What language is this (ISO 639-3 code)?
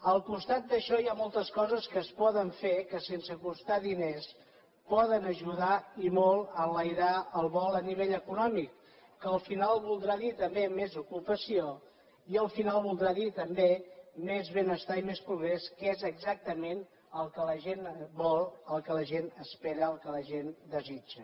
cat